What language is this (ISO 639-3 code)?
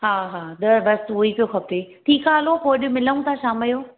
snd